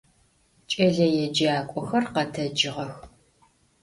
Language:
Adyghe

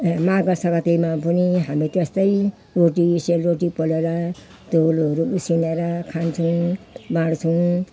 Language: Nepali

